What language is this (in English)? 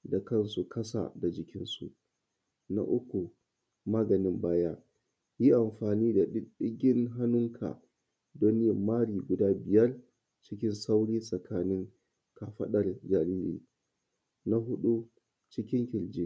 Hausa